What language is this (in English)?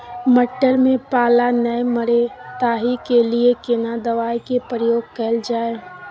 Maithili